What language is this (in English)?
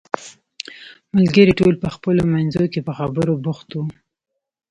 Pashto